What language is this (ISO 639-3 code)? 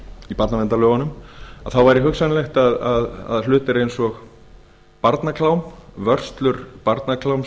isl